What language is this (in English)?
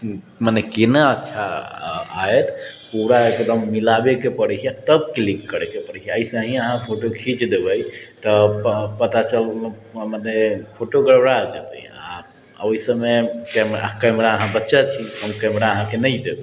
Maithili